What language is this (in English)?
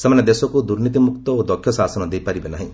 Odia